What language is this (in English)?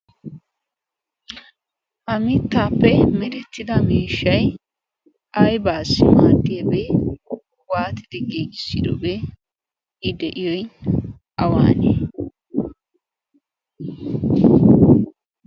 Wolaytta